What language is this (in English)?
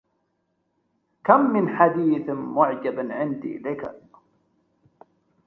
Arabic